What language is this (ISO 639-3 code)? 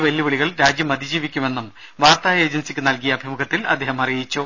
mal